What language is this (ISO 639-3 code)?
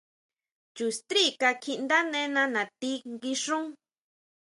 mau